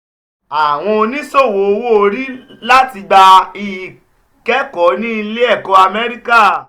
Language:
Yoruba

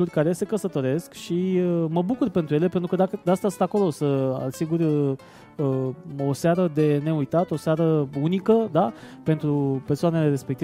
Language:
Romanian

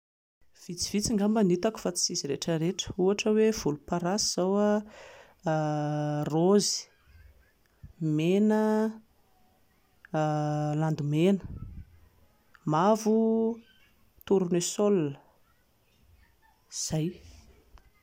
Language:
Malagasy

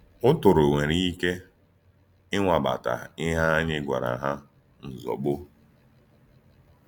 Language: Igbo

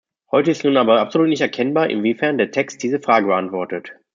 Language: German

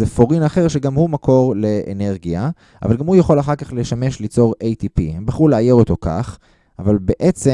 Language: Hebrew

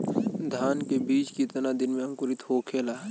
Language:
Bhojpuri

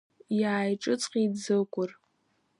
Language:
Abkhazian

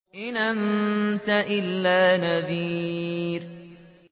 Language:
Arabic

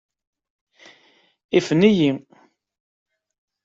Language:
Kabyle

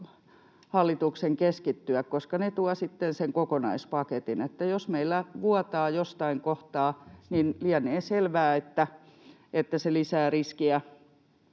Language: Finnish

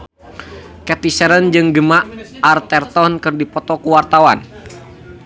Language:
Sundanese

